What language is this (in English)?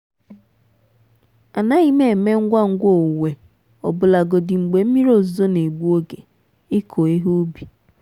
Igbo